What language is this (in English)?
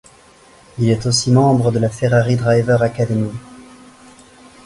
French